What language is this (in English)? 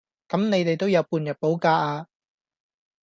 Cantonese